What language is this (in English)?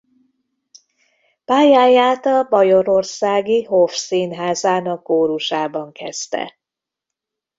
Hungarian